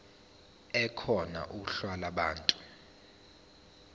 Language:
Zulu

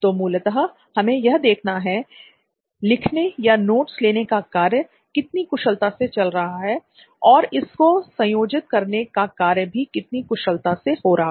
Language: Hindi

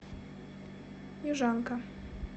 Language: Russian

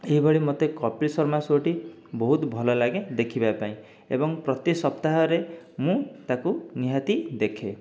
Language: Odia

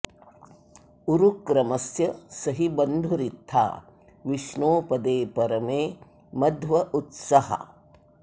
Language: Sanskrit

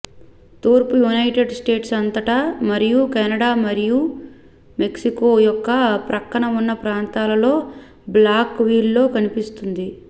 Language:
Telugu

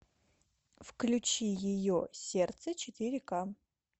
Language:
Russian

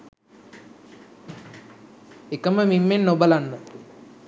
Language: Sinhala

